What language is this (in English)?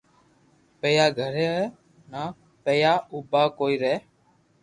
Loarki